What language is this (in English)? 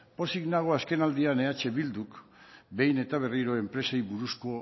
Basque